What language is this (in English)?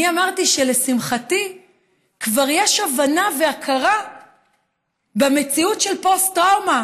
Hebrew